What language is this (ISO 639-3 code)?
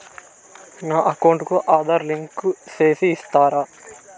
tel